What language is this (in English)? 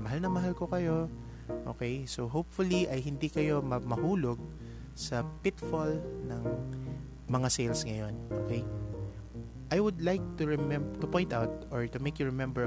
Filipino